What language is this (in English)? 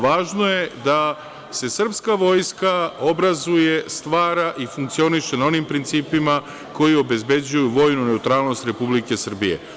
Serbian